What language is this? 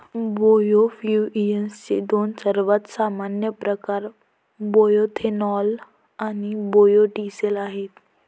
Marathi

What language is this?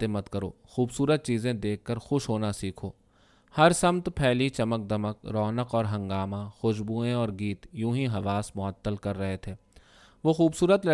Urdu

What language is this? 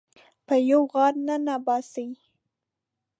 Pashto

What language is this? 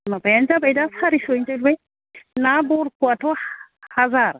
Bodo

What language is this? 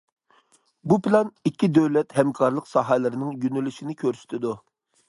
Uyghur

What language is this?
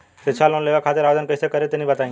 Bhojpuri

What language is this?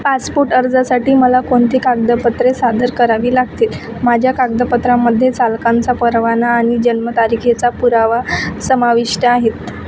Marathi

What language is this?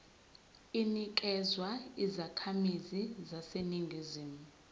Zulu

